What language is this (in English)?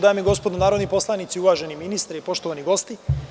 Serbian